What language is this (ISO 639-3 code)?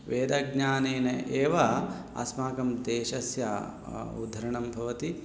san